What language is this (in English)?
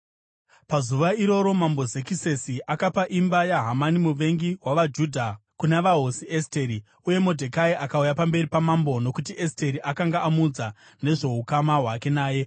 Shona